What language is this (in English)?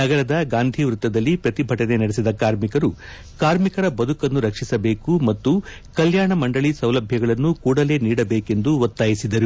Kannada